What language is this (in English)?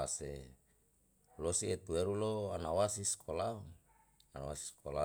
Yalahatan